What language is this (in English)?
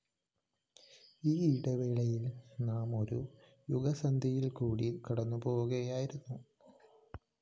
Malayalam